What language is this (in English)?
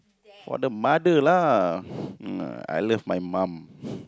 English